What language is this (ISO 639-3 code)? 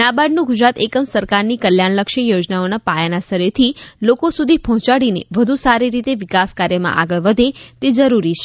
guj